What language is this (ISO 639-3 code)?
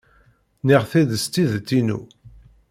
kab